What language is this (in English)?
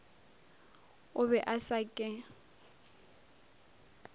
Northern Sotho